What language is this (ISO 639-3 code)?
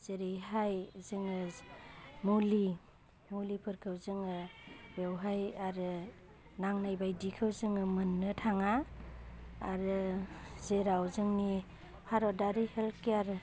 brx